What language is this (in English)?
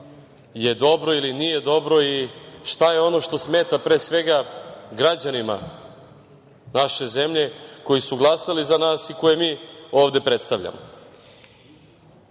Serbian